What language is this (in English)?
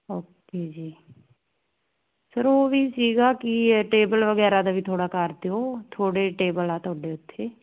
Punjabi